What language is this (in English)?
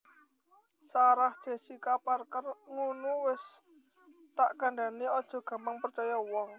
Javanese